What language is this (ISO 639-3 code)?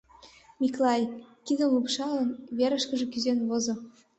chm